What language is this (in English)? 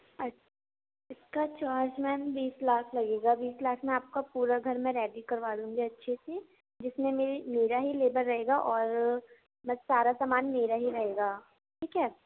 Urdu